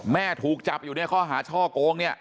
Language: Thai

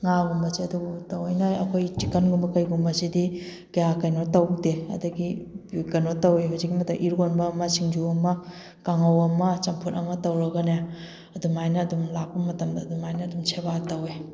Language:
Manipuri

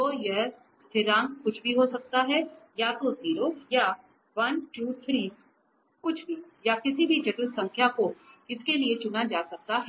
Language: Hindi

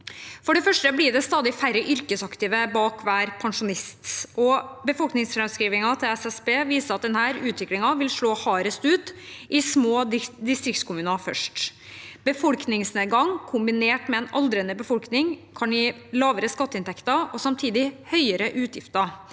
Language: Norwegian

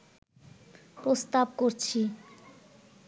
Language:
Bangla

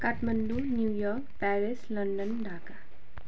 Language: Nepali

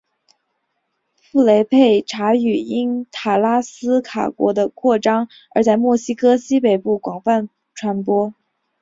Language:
Chinese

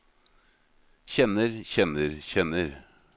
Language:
Norwegian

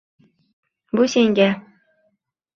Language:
Uzbek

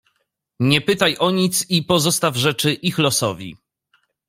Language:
Polish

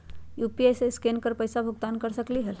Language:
Magahi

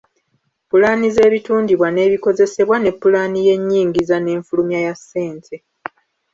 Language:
Ganda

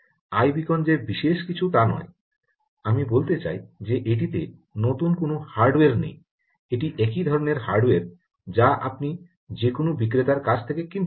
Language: Bangla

